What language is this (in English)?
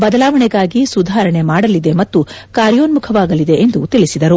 Kannada